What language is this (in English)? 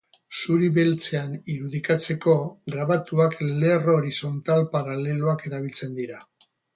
Basque